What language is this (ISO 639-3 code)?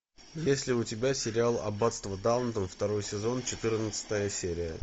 rus